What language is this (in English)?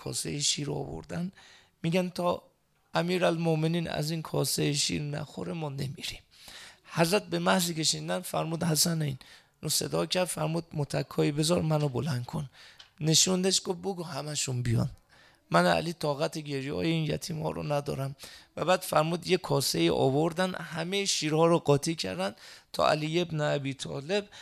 Persian